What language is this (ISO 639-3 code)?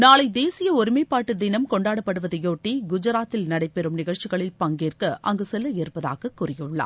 tam